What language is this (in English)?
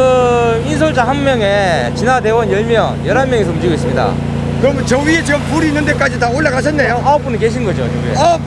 Korean